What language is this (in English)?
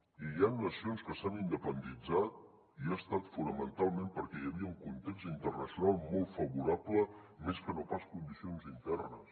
Catalan